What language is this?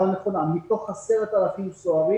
Hebrew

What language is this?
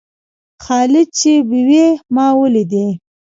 Pashto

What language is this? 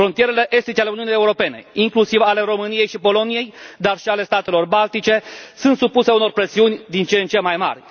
Romanian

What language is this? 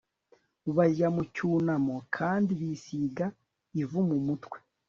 Kinyarwanda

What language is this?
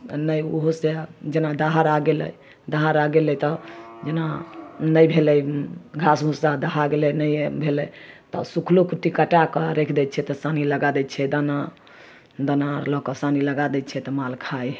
Maithili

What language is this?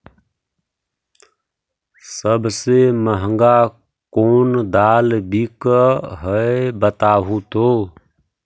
Magahi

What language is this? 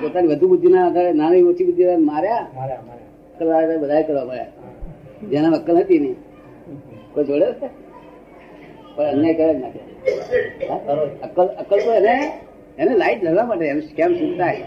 Gujarati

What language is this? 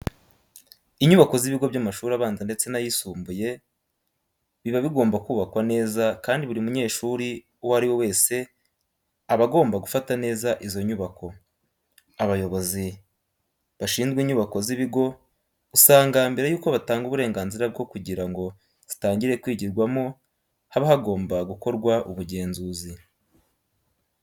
Kinyarwanda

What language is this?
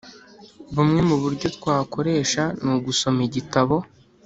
Kinyarwanda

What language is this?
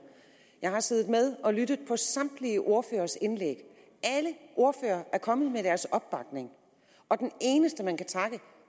Danish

